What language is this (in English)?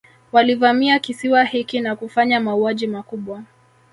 Swahili